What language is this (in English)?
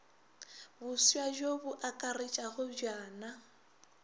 Northern Sotho